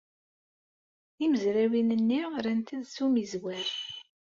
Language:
Kabyle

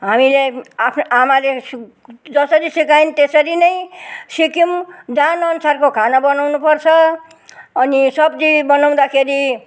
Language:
Nepali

